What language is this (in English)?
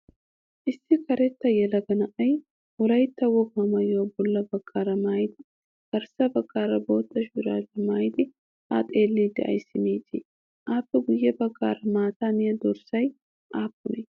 Wolaytta